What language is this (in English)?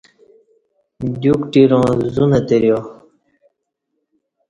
Kati